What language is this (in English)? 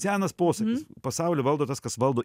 Lithuanian